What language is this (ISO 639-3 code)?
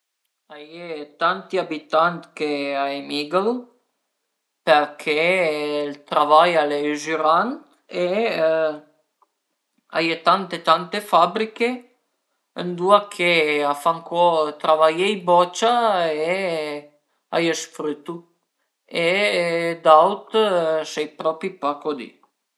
pms